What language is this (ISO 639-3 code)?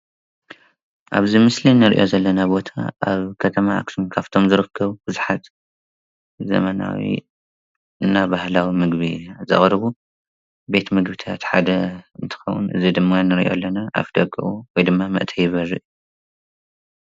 tir